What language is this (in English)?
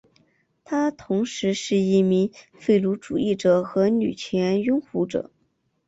Chinese